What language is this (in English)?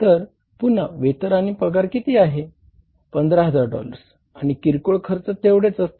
Marathi